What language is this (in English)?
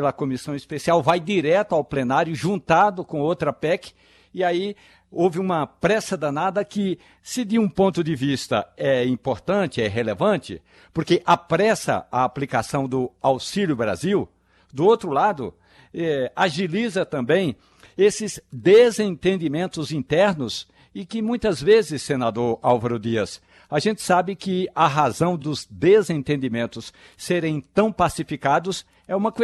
Portuguese